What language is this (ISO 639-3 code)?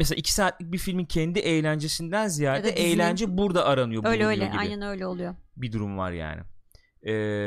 tur